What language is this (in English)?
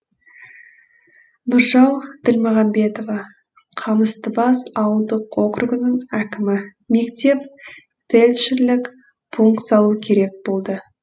Kazakh